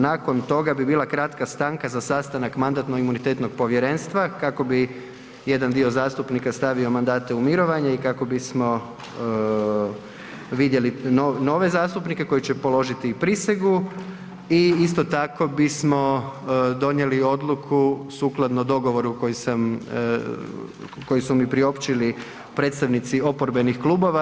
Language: Croatian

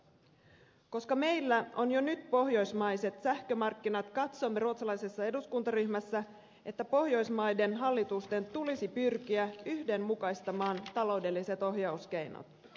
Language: Finnish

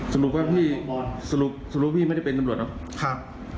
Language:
Thai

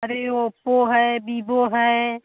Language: Hindi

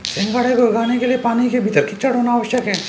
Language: Hindi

